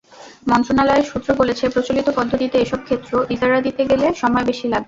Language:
Bangla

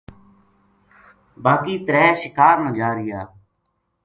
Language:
Gujari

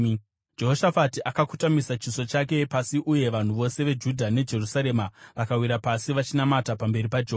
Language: Shona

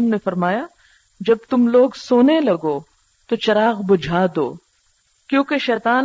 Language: Urdu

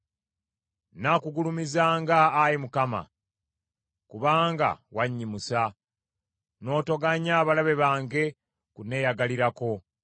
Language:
Ganda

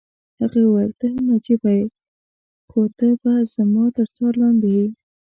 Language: Pashto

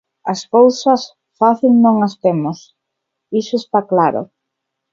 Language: Galician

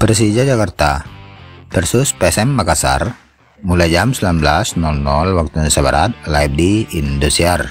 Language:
Indonesian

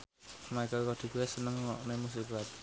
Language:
Javanese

